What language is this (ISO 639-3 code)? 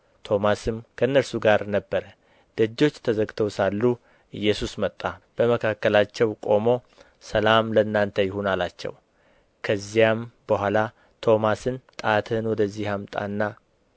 amh